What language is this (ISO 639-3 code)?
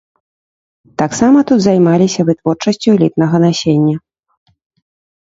bel